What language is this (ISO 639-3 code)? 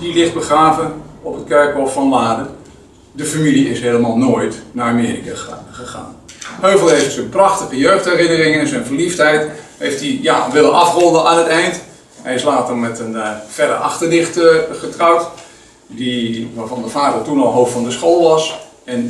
nld